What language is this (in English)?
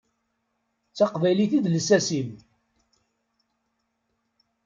Kabyle